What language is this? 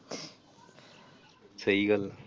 Punjabi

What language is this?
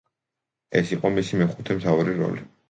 Georgian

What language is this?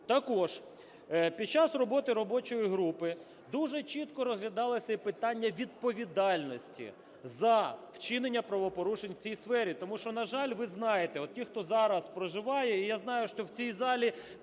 Ukrainian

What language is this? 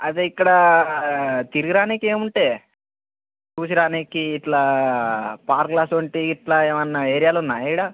Telugu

